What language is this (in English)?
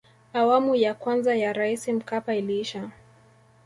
Swahili